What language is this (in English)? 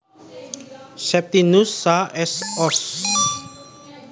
Javanese